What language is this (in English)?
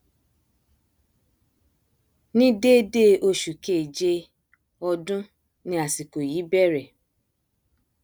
Yoruba